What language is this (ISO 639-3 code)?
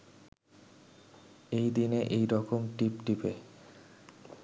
ben